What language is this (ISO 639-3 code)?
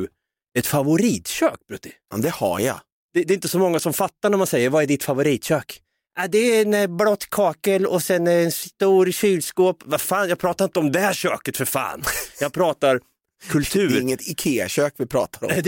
swe